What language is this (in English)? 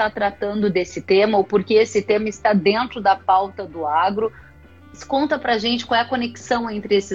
Portuguese